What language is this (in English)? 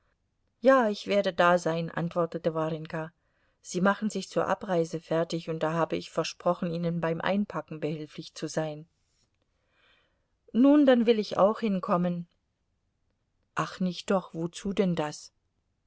German